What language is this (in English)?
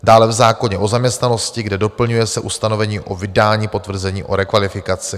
Czech